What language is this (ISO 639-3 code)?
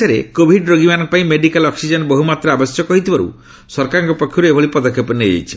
ori